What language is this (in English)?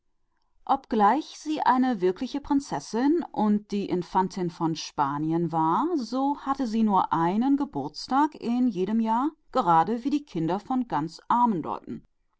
German